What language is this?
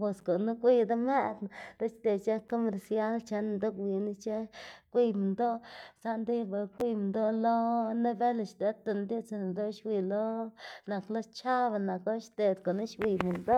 Xanaguía Zapotec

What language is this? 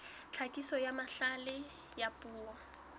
Southern Sotho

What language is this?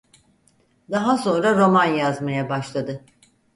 Turkish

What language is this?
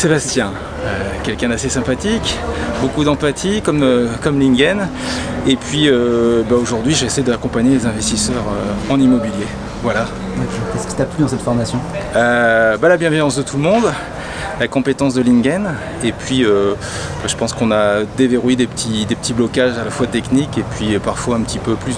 French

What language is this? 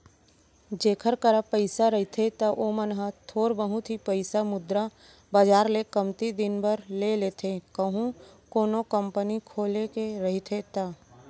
Chhattisgarhi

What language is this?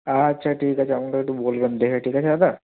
Bangla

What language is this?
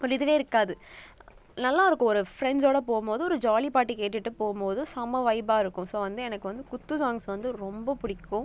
Tamil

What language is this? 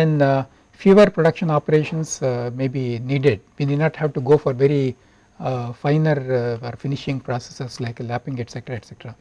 English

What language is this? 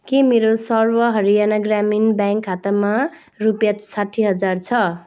Nepali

